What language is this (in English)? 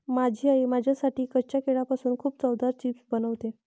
Marathi